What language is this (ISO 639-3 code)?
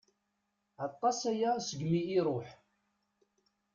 kab